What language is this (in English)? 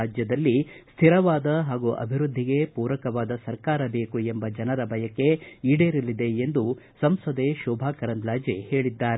Kannada